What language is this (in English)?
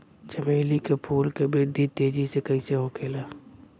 Bhojpuri